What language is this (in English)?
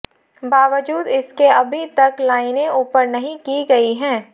Hindi